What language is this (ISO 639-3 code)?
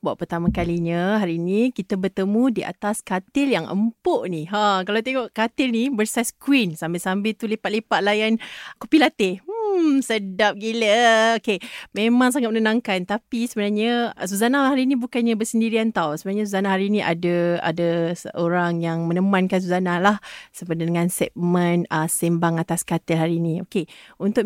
msa